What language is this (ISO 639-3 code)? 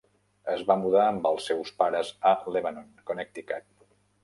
cat